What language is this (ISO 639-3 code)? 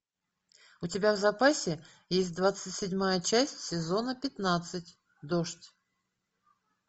rus